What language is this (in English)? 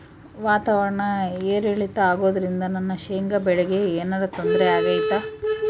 Kannada